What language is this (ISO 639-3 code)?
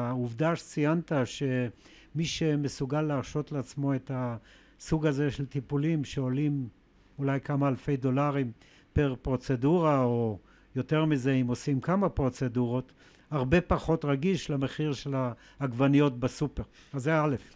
heb